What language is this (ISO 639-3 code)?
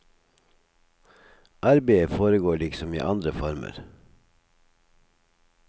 nor